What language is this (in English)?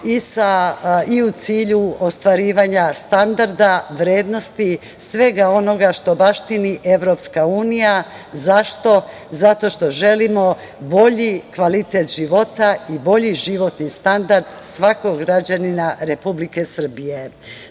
Serbian